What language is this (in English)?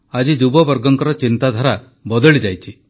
Odia